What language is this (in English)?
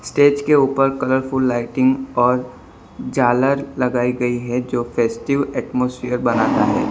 Hindi